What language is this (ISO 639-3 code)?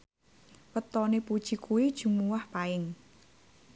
jav